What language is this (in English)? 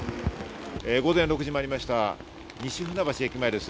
Japanese